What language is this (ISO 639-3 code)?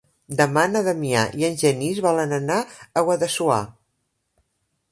cat